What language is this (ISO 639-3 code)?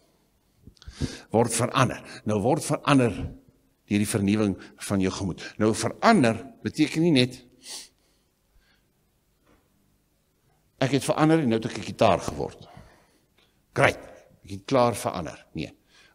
nld